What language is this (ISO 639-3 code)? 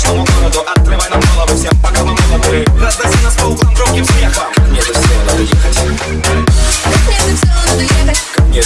por